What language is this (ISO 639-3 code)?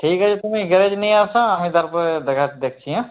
ben